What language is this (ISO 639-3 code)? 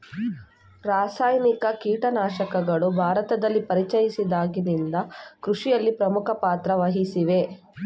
kan